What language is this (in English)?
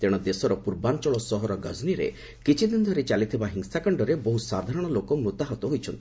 Odia